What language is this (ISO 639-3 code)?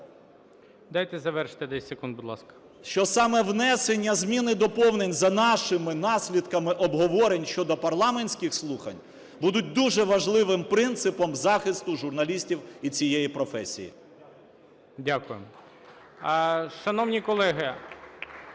ukr